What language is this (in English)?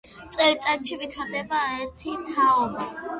Georgian